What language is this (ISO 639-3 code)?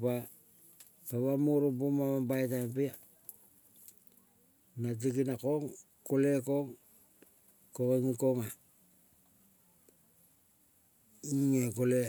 kol